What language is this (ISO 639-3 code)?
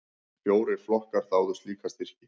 isl